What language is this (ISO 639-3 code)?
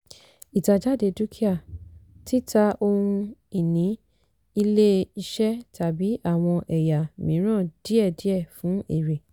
yor